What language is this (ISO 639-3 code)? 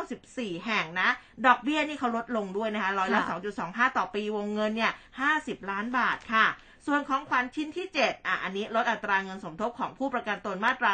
tha